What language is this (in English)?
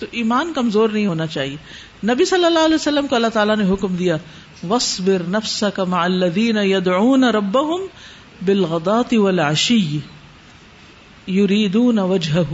Urdu